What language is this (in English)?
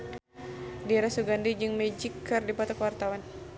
Sundanese